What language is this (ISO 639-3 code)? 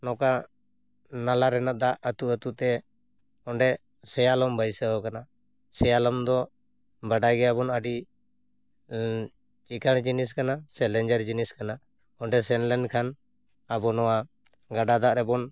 sat